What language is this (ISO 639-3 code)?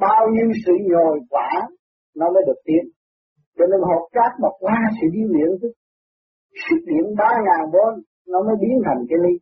vie